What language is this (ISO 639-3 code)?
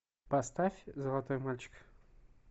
rus